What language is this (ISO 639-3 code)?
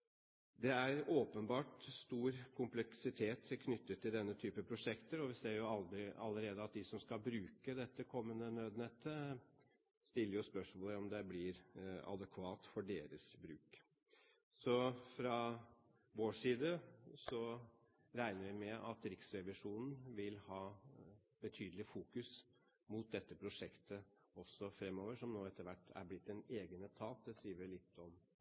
nob